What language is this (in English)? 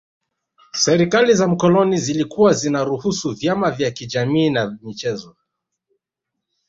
Swahili